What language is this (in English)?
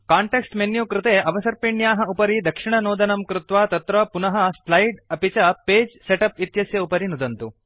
Sanskrit